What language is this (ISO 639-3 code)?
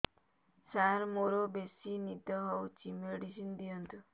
ori